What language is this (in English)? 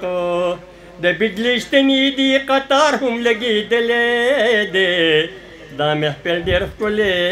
Romanian